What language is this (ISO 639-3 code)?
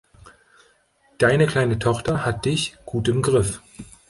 deu